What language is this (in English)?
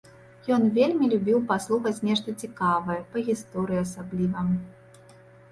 Belarusian